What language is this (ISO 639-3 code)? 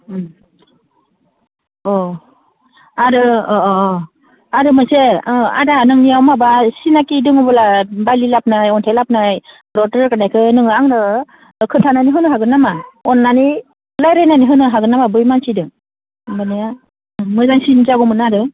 brx